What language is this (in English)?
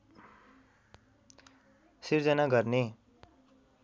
Nepali